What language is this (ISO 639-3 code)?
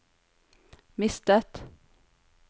nor